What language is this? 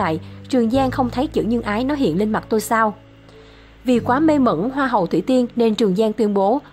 Vietnamese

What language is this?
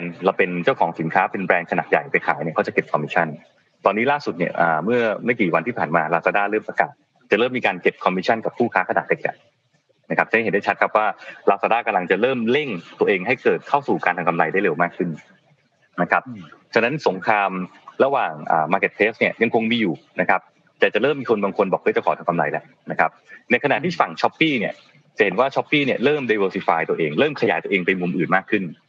Thai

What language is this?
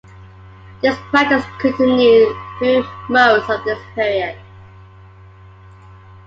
English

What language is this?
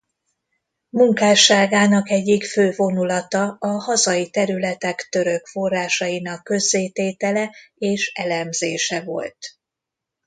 Hungarian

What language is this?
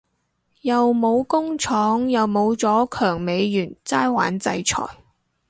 Cantonese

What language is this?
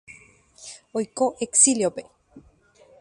Guarani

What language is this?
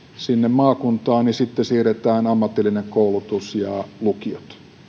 Finnish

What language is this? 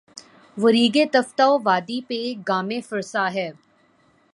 Urdu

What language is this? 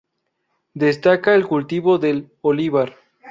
Spanish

